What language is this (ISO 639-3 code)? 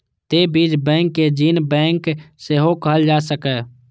mai